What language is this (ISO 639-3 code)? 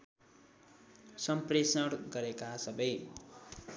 nep